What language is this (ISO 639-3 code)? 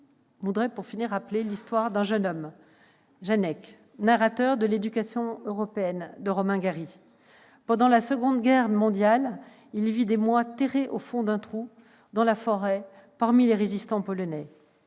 fra